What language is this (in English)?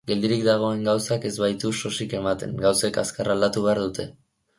Basque